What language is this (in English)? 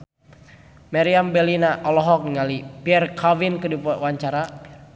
Sundanese